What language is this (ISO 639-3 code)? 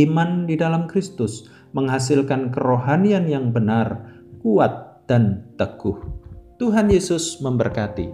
ind